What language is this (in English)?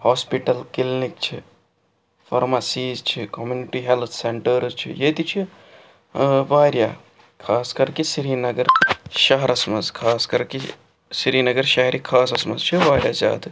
Kashmiri